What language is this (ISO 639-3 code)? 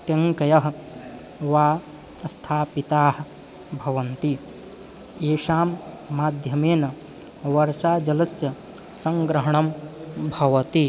san